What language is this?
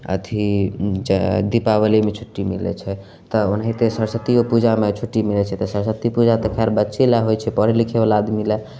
Maithili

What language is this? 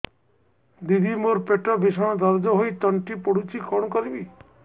Odia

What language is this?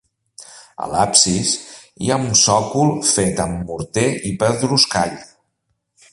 Catalan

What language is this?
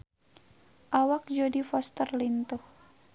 Sundanese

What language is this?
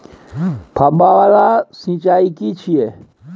Maithili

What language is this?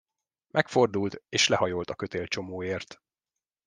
Hungarian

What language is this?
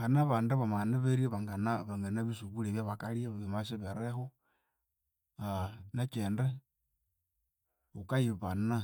Konzo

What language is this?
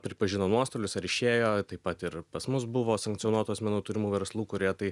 Lithuanian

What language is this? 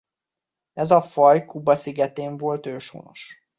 Hungarian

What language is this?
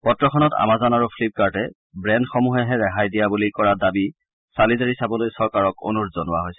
Assamese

